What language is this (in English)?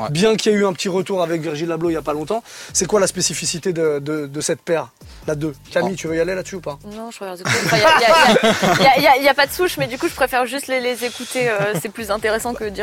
French